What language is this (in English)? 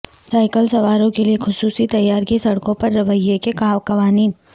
Urdu